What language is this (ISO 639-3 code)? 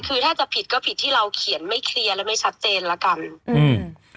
tha